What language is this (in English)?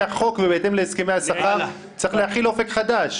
Hebrew